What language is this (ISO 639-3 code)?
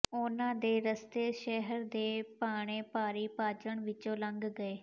pan